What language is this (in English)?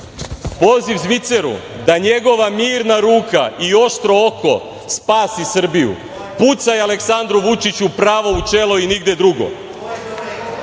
Serbian